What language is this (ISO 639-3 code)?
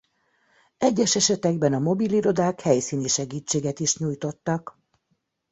hun